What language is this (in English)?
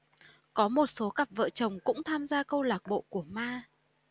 Vietnamese